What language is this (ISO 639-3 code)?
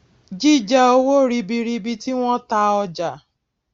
yor